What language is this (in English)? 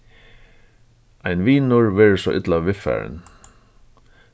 Faroese